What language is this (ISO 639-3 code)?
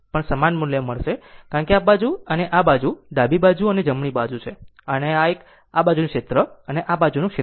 guj